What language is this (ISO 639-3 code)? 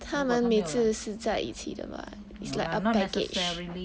eng